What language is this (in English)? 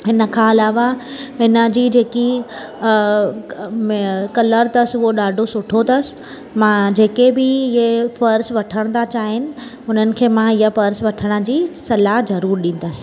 Sindhi